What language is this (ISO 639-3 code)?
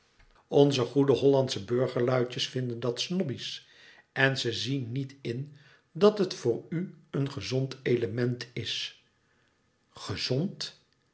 nld